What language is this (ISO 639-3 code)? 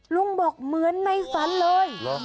tha